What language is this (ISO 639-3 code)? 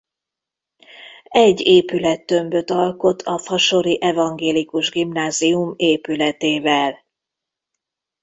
hun